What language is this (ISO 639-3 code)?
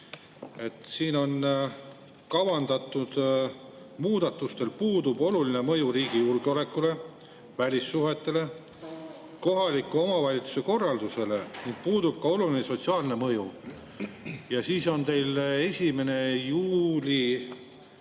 est